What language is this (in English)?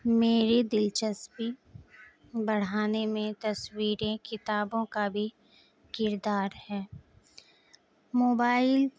Urdu